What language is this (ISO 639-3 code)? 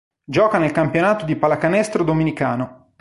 ita